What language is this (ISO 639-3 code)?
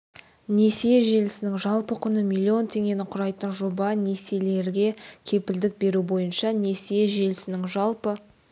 kaz